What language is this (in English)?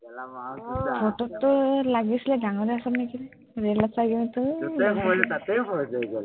Assamese